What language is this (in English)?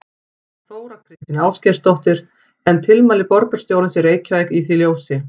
Icelandic